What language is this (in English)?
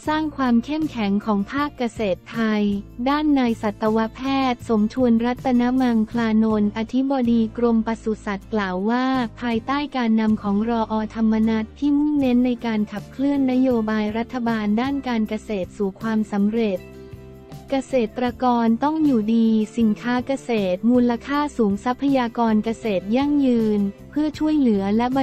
Thai